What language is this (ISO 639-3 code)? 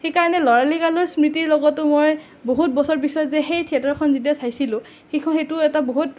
asm